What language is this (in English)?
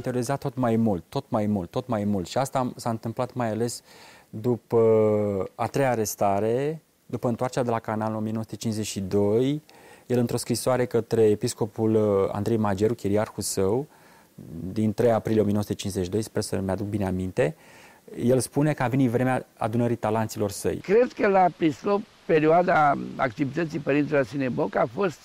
Romanian